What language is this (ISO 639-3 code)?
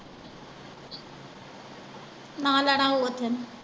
pan